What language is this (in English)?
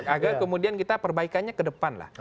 Indonesian